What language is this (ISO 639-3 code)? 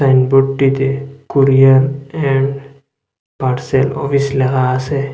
ben